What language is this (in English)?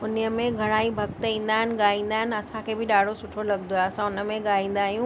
Sindhi